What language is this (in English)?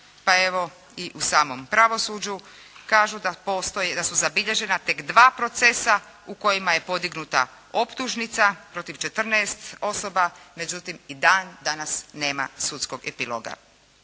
Croatian